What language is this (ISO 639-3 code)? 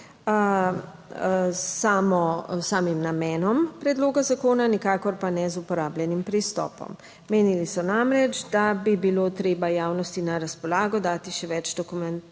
slv